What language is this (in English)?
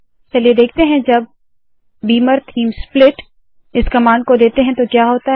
Hindi